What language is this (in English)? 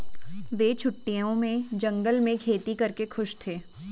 Hindi